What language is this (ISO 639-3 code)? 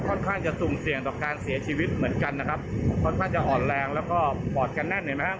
tha